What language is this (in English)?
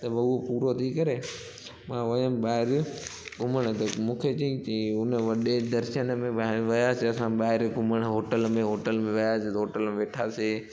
Sindhi